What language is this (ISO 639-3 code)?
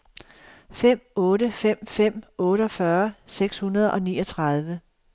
dan